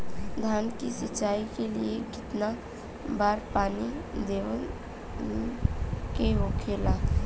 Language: Bhojpuri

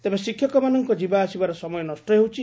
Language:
Odia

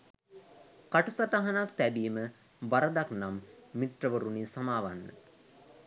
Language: Sinhala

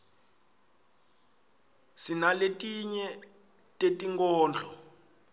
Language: Swati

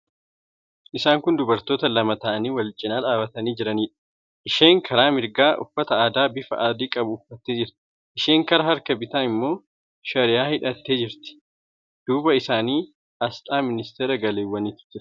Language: Oromo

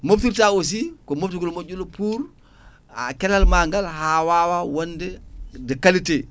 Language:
Fula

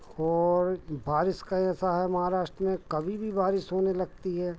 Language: Hindi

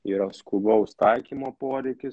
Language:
Lithuanian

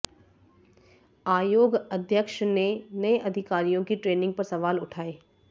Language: Hindi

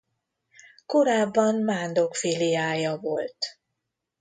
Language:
Hungarian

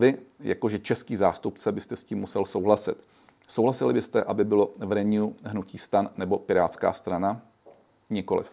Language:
Czech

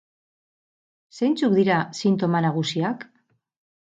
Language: Basque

